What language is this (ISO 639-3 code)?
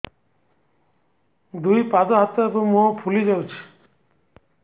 ori